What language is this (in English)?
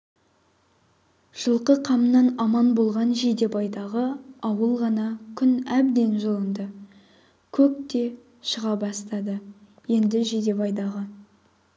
Kazakh